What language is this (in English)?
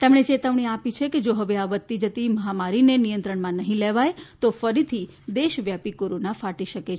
Gujarati